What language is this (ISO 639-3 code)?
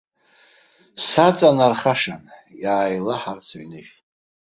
abk